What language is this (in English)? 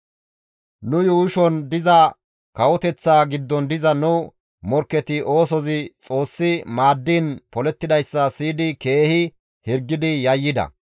Gamo